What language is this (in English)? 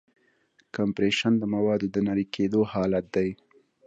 Pashto